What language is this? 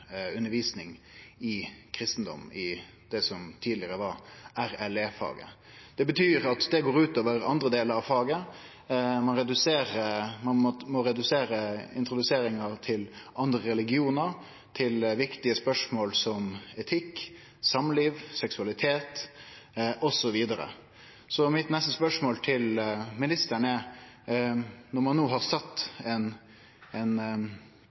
Norwegian Nynorsk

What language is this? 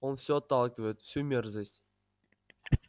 Russian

